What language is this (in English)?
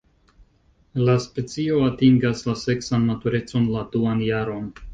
Esperanto